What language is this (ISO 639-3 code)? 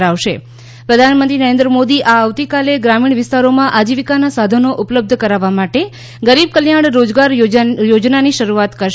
guj